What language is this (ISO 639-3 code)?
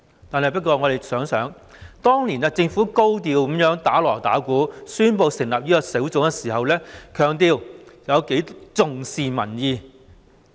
yue